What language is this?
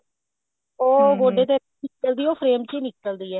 Punjabi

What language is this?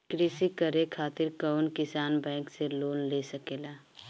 Bhojpuri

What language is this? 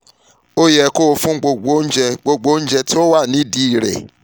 Yoruba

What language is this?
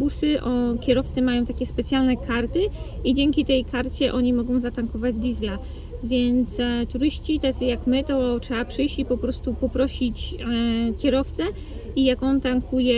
Polish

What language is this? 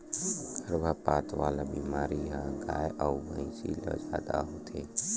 Chhattisgarhi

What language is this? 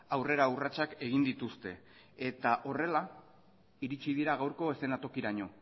Basque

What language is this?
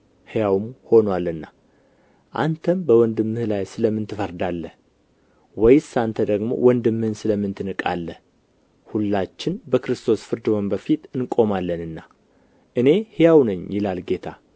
Amharic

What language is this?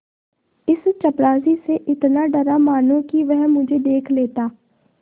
Hindi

